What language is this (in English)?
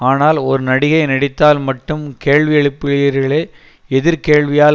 Tamil